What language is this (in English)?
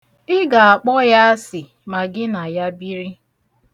Igbo